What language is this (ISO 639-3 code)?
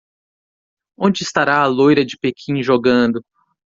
por